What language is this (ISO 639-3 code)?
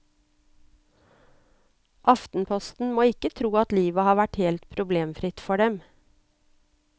nor